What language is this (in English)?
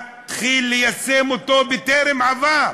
Hebrew